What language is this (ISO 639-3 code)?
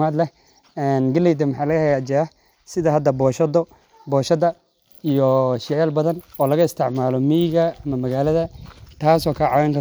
som